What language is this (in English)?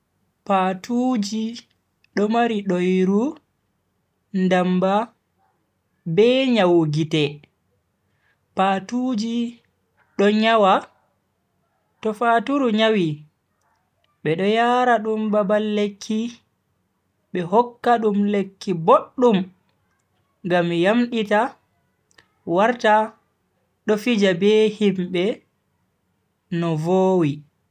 Bagirmi Fulfulde